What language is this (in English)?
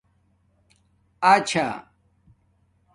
Domaaki